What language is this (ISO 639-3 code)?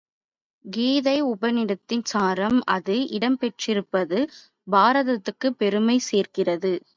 tam